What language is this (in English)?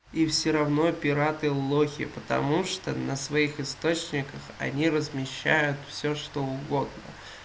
Russian